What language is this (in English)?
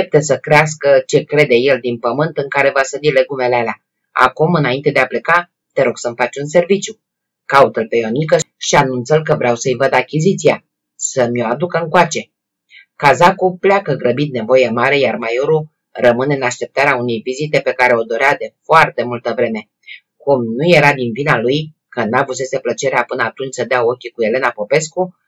Romanian